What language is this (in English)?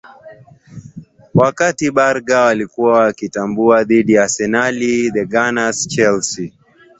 Swahili